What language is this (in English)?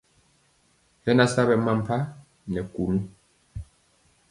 Mpiemo